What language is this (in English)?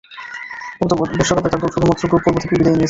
Bangla